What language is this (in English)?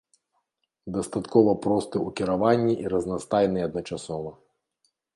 Belarusian